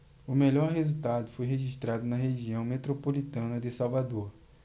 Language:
Portuguese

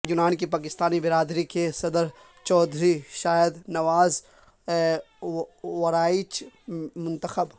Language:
Urdu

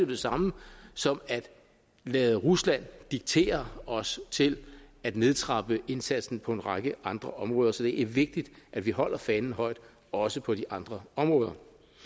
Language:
Danish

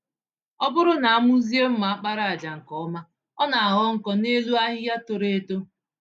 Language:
Igbo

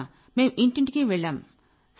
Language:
Telugu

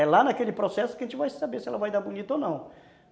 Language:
Portuguese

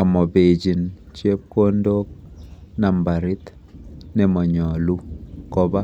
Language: Kalenjin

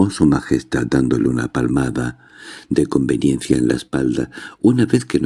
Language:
Spanish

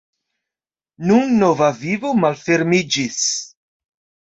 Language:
Esperanto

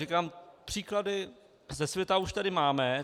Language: Czech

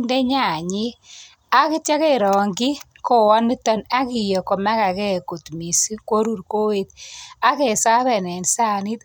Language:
Kalenjin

